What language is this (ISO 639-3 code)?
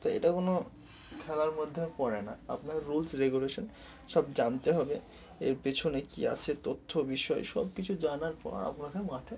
ben